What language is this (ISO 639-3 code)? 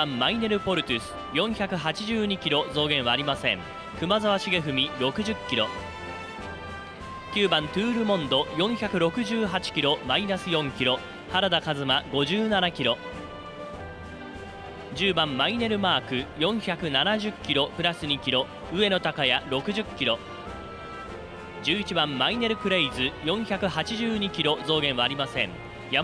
jpn